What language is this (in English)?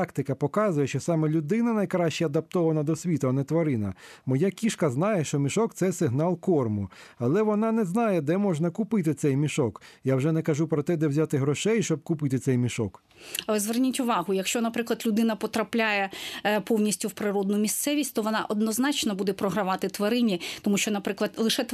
Ukrainian